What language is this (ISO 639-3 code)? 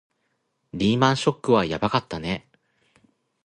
jpn